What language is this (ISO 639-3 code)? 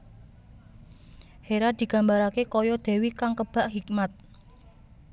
jav